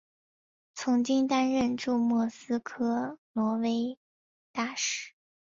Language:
Chinese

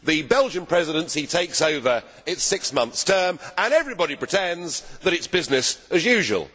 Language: English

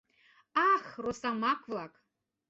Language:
Mari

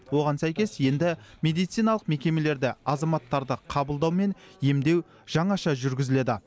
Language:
Kazakh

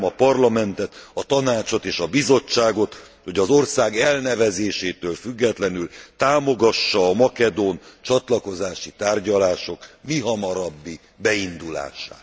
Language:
Hungarian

